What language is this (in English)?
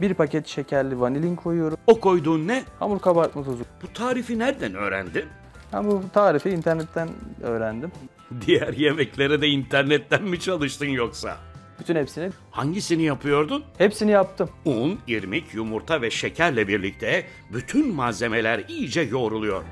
Turkish